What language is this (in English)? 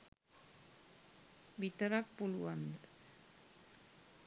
Sinhala